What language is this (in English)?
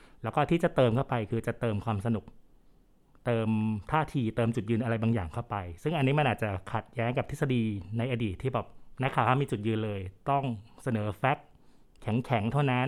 Thai